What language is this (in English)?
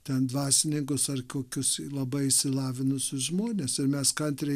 Lithuanian